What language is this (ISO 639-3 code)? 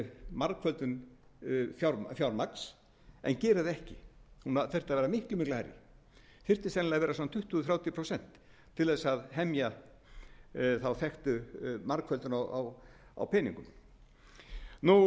isl